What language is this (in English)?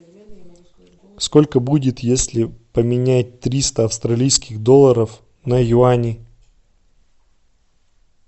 Russian